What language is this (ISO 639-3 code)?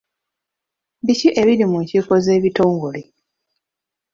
lug